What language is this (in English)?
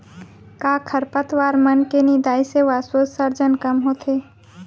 Chhattisgarhi